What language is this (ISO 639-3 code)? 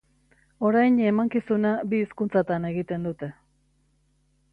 eus